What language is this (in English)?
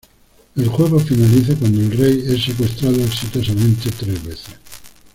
Spanish